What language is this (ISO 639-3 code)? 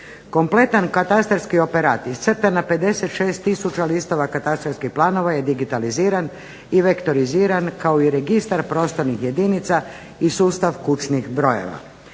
hrv